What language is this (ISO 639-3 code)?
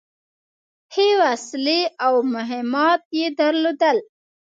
pus